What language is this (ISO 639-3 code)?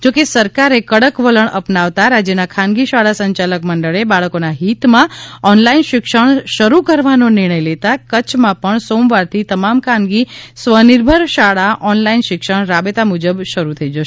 guj